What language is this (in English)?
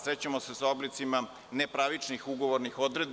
Serbian